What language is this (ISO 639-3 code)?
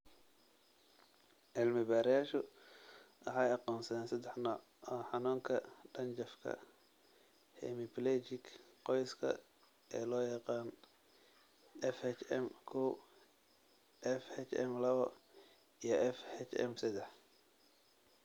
som